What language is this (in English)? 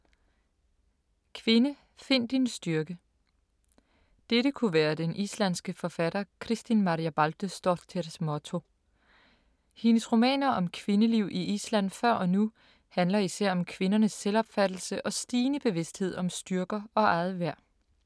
Danish